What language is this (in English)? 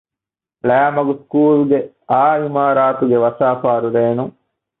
Divehi